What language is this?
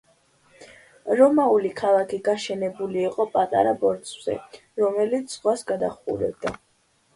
Georgian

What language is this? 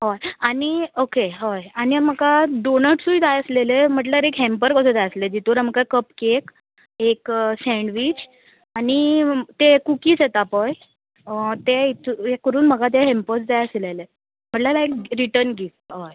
Konkani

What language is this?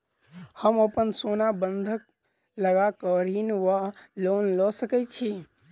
Maithili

